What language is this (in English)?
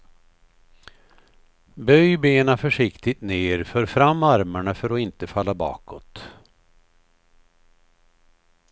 Swedish